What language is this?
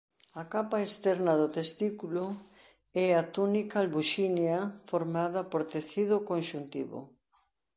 Galician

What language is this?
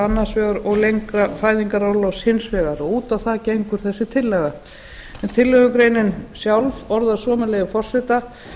Icelandic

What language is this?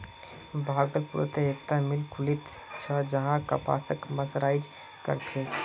Magahi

